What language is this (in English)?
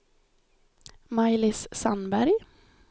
Swedish